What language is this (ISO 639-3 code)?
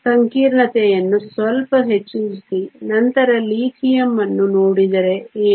kan